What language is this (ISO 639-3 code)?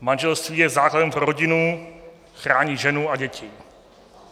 ces